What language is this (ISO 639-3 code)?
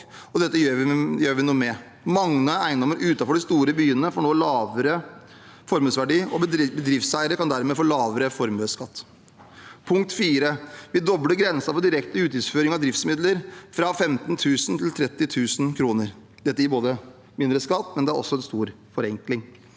nor